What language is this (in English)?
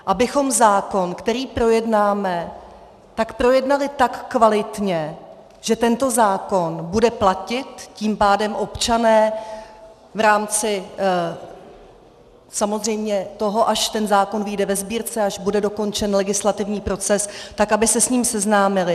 Czech